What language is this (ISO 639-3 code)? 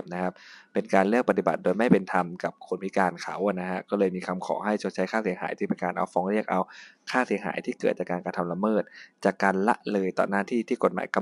tha